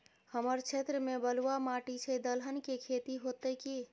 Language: Maithili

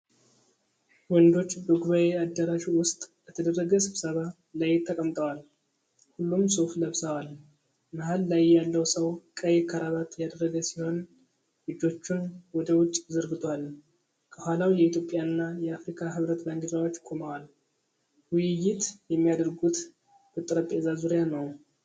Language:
Amharic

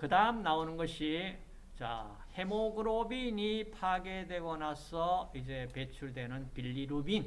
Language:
Korean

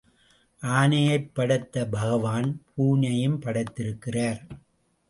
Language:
Tamil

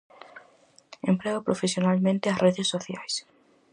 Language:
Galician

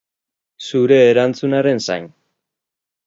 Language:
Basque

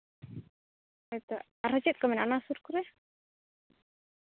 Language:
Santali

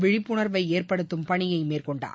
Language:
Tamil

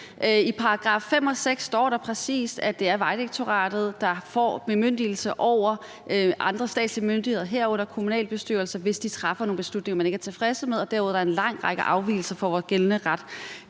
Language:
Danish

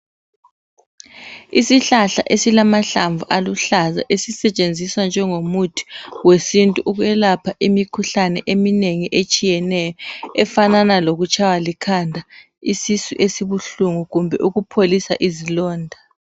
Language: North Ndebele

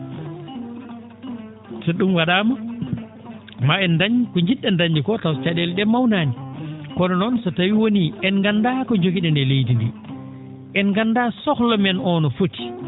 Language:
Fula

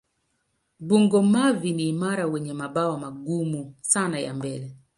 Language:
Swahili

